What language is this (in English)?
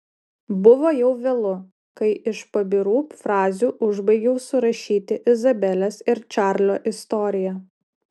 Lithuanian